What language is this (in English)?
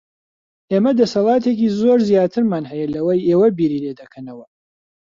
Central Kurdish